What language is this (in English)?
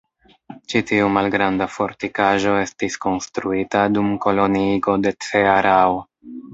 Esperanto